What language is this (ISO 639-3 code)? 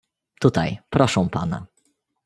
pol